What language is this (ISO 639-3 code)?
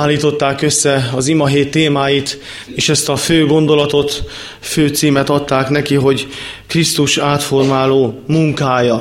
hun